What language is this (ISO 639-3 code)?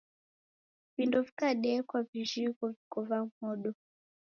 dav